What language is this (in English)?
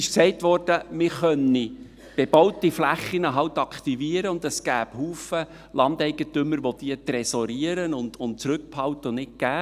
Swiss German